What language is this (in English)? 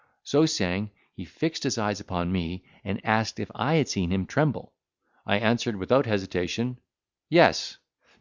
English